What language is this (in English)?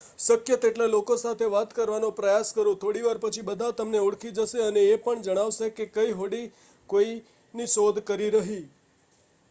Gujarati